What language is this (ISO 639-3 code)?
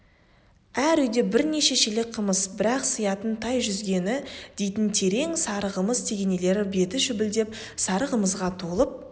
kaz